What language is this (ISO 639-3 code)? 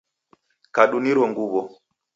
dav